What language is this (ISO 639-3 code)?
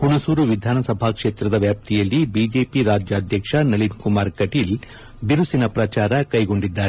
kan